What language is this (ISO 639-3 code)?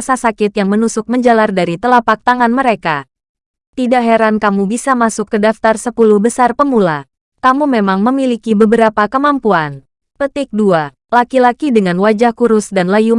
ind